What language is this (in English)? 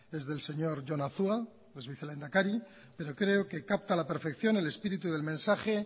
Spanish